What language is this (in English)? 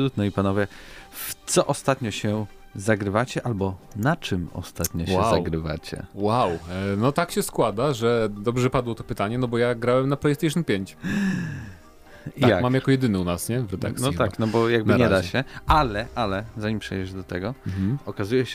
Polish